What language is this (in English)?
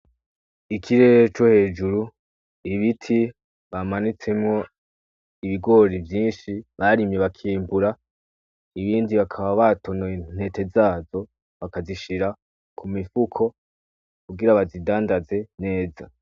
Rundi